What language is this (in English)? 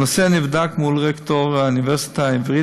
Hebrew